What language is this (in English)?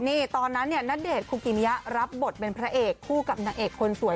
Thai